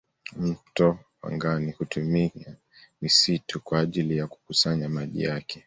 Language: Swahili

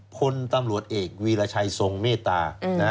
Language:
Thai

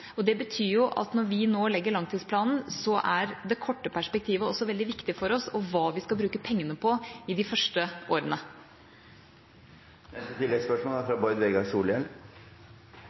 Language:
Norwegian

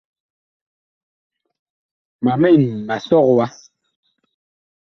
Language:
Bakoko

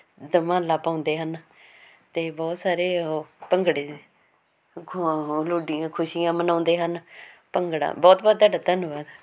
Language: Punjabi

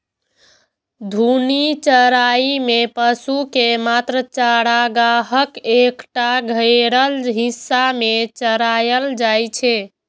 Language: Maithili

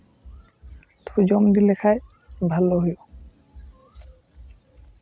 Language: Santali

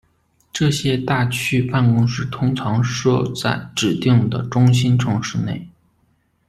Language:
Chinese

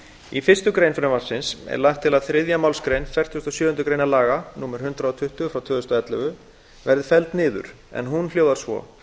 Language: Icelandic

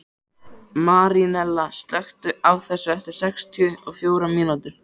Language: Icelandic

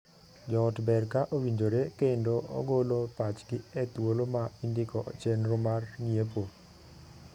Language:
Luo (Kenya and Tanzania)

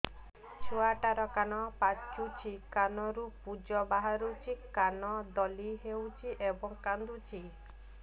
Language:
Odia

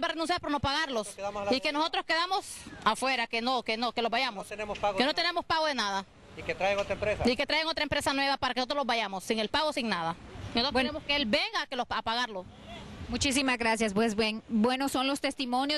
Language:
Spanish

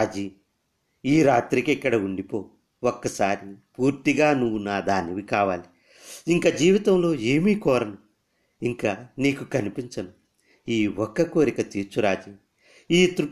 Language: Telugu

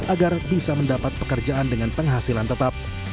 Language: Indonesian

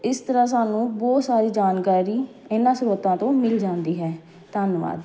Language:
Punjabi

